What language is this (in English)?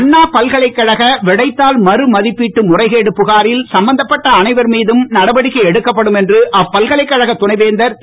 Tamil